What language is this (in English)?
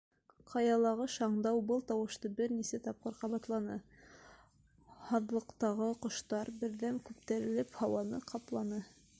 Bashkir